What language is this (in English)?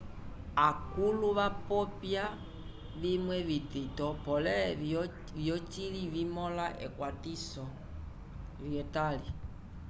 Umbundu